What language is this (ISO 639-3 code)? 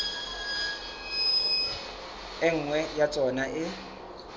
sot